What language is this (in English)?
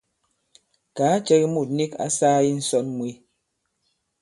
Bankon